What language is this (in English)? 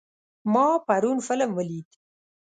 Pashto